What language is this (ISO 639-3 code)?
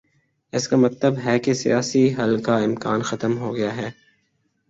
urd